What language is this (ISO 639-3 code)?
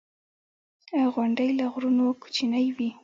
pus